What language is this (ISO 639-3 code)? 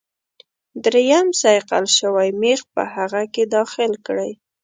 pus